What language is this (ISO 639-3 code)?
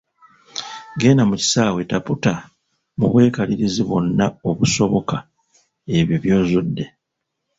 lug